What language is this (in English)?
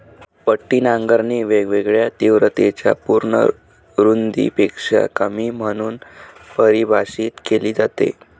Marathi